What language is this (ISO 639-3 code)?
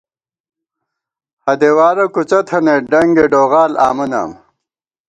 gwt